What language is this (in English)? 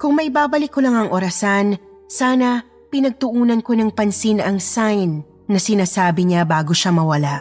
Filipino